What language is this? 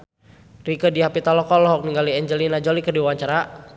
Sundanese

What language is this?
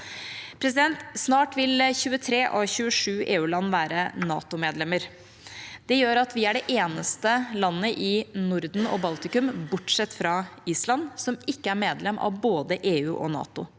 Norwegian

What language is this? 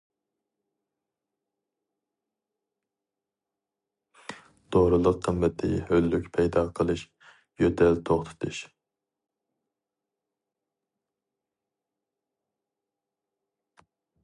Uyghur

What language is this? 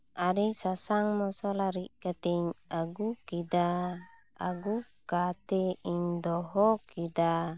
Santali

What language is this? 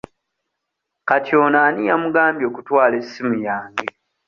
Ganda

